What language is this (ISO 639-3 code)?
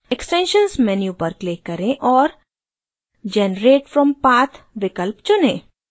hin